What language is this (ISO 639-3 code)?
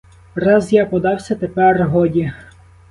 ukr